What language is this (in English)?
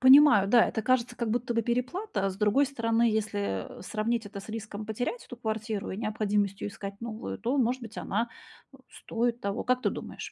Russian